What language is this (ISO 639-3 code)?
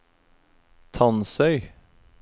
nor